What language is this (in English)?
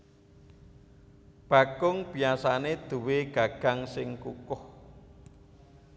Javanese